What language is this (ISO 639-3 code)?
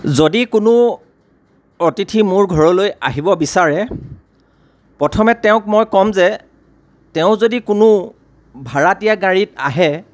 asm